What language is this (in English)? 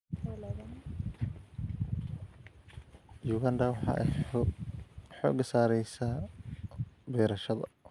Somali